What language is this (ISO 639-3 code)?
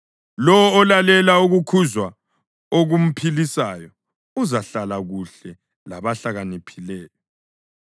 nde